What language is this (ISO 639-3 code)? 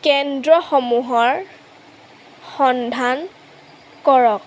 asm